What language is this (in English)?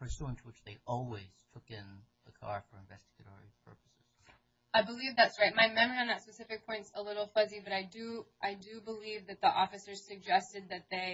English